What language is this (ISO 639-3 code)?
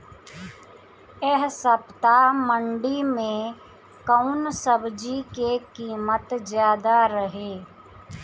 bho